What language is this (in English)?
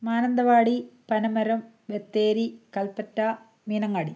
Malayalam